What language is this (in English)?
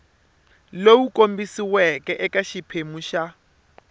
Tsonga